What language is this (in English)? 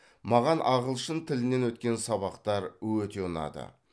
Kazakh